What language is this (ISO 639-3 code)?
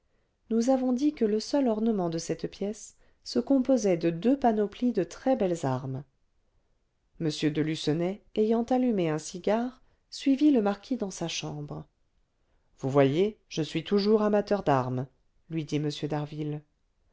fra